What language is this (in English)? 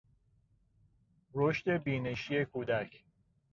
Persian